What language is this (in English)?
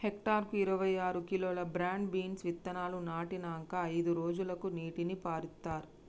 Telugu